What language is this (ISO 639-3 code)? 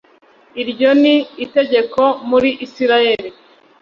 kin